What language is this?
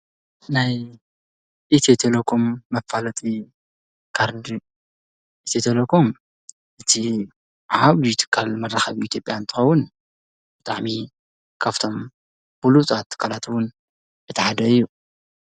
Tigrinya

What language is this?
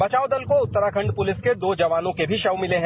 Hindi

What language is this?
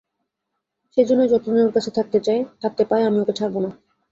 Bangla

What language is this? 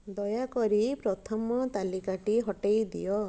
Odia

